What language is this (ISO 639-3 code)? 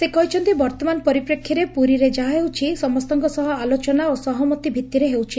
ori